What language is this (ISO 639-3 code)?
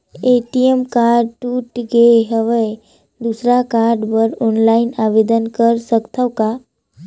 hne